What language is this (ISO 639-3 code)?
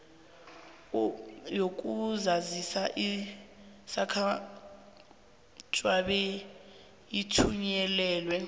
nbl